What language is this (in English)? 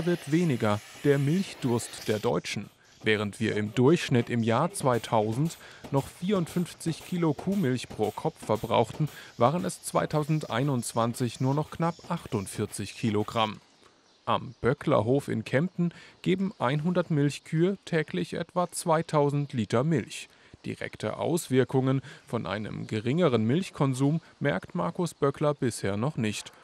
German